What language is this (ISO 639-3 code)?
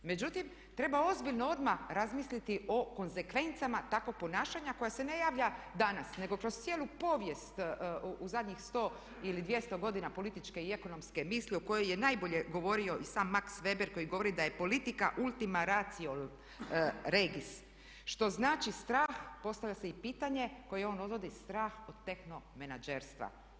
hrv